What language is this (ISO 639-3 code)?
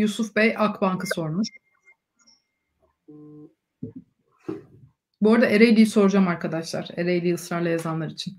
tur